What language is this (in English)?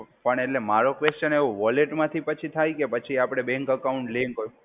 Gujarati